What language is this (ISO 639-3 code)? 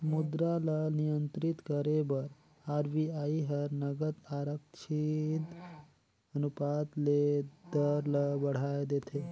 hne